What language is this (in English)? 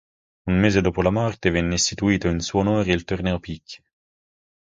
Italian